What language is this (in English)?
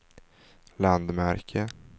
Swedish